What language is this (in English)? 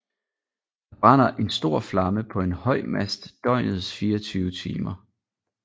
Danish